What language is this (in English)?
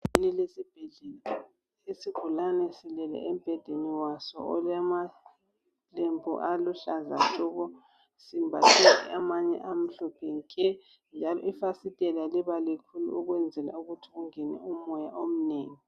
North Ndebele